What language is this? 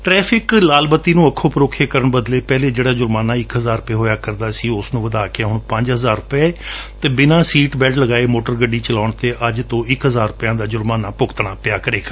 Punjabi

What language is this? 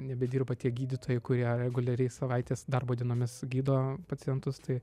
Lithuanian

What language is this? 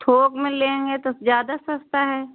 Hindi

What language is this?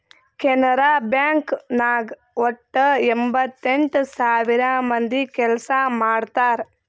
Kannada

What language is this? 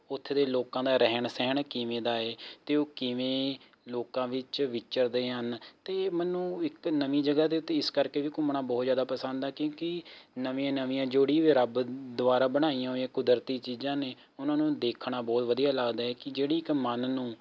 Punjabi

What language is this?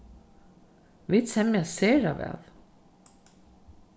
Faroese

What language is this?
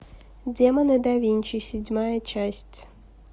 Russian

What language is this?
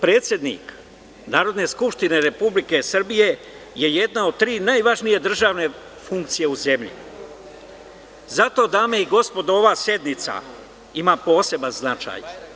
Serbian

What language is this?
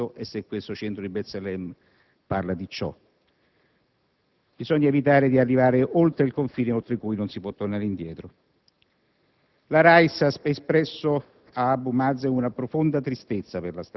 Italian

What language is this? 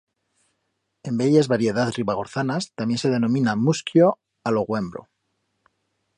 Aragonese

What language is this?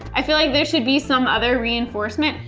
English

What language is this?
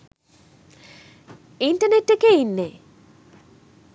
Sinhala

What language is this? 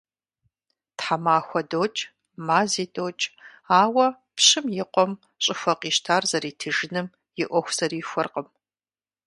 Kabardian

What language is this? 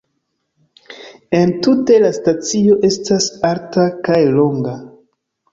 Esperanto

